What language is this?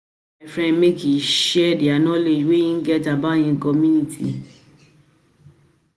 Nigerian Pidgin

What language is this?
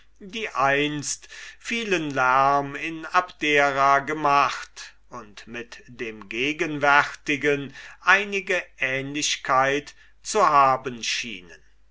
German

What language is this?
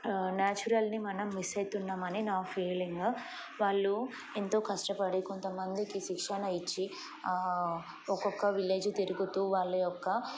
Telugu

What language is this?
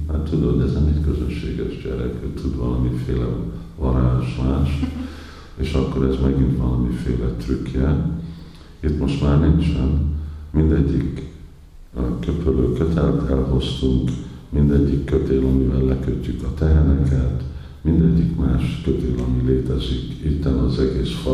Hungarian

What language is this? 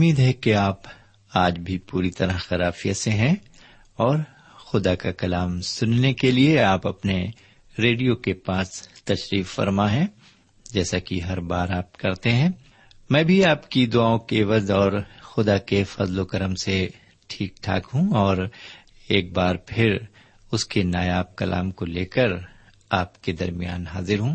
Urdu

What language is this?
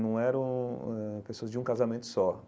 Portuguese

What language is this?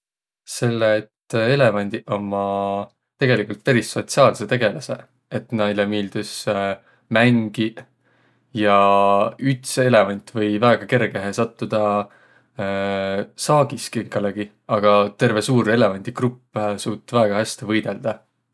Võro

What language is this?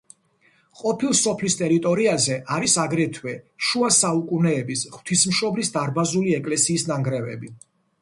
Georgian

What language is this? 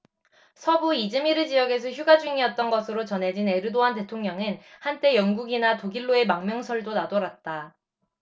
Korean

